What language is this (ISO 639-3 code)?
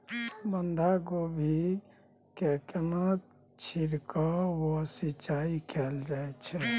mai